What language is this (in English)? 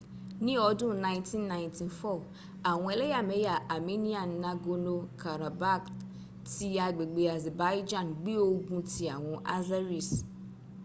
Yoruba